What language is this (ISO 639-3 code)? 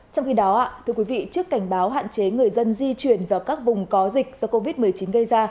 vie